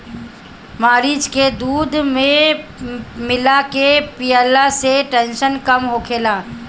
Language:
Bhojpuri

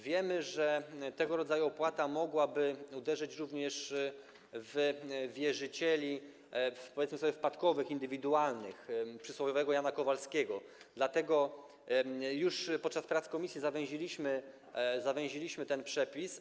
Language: Polish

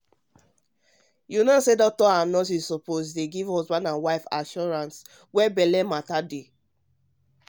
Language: Nigerian Pidgin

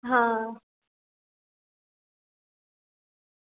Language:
Gujarati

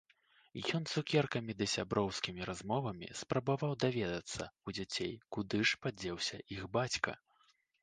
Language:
Belarusian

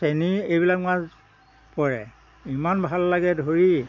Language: Assamese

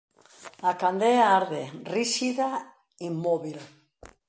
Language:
Galician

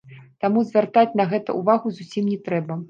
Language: Belarusian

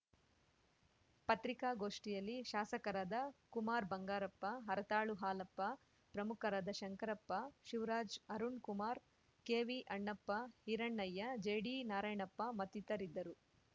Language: Kannada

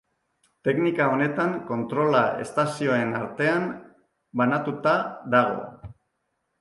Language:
Basque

